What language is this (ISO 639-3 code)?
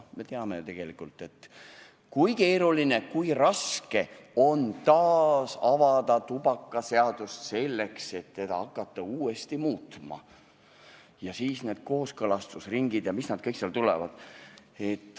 est